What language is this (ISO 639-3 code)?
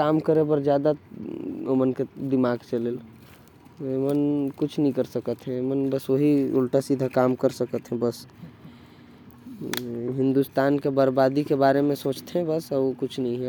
kfp